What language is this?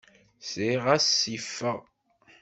Kabyle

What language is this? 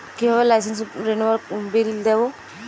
Bangla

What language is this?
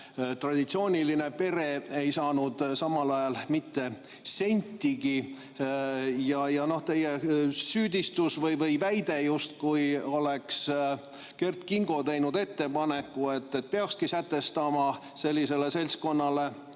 Estonian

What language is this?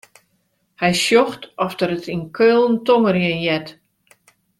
Western Frisian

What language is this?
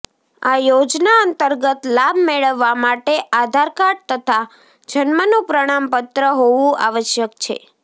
Gujarati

